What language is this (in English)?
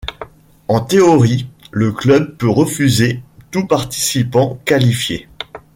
French